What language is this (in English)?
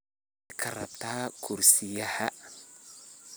Somali